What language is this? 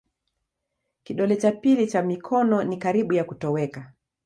Swahili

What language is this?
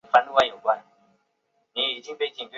Chinese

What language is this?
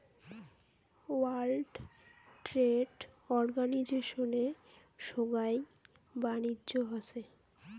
Bangla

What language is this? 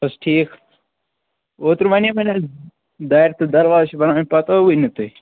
Kashmiri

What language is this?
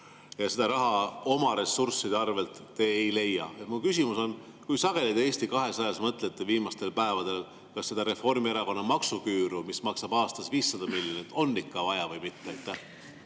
Estonian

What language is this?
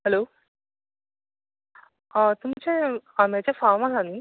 Konkani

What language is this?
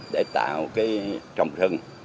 Vietnamese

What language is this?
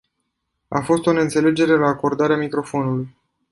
Romanian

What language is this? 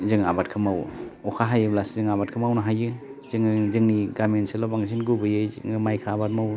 Bodo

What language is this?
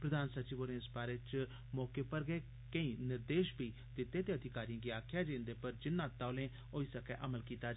Dogri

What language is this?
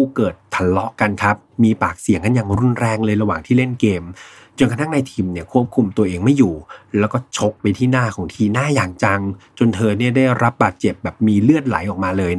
Thai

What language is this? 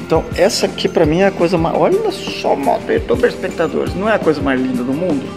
Portuguese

